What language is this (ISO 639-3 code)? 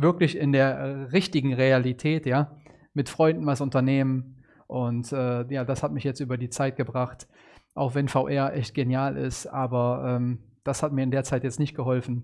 deu